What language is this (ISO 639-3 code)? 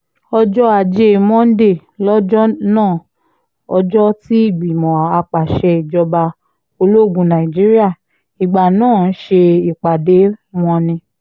yor